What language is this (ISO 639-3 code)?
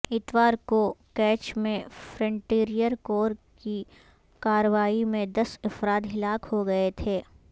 urd